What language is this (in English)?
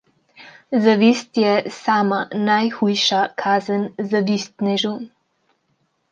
Slovenian